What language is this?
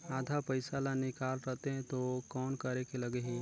Chhattisgarhi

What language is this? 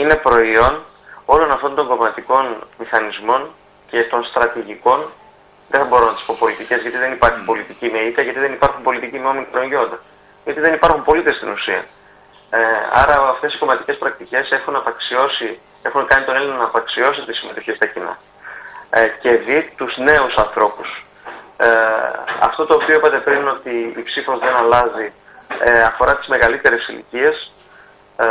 Greek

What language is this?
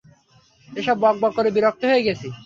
Bangla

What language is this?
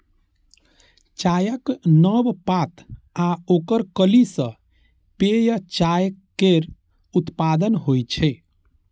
Maithili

